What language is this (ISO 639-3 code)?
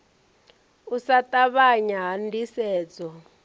ven